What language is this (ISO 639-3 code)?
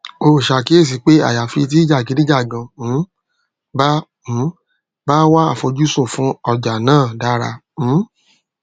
yor